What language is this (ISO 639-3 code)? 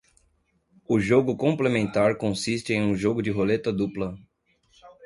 por